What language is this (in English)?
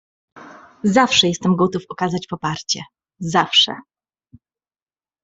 Polish